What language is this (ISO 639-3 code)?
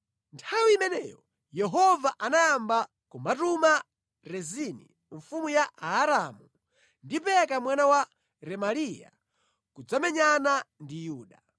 nya